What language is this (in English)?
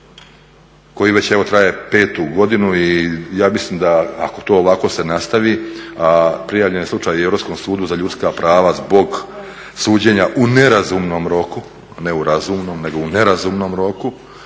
Croatian